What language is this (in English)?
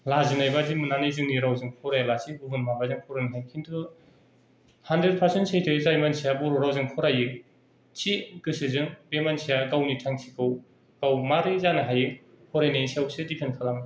Bodo